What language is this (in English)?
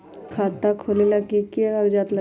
Magahi